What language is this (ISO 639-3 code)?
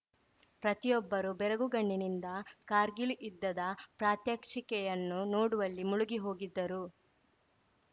kan